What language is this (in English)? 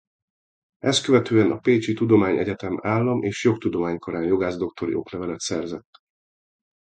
Hungarian